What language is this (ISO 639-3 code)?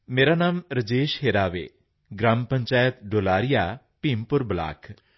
pan